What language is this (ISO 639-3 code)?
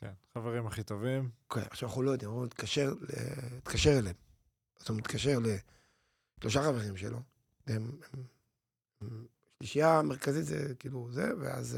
heb